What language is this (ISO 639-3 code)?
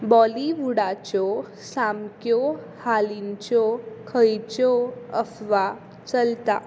kok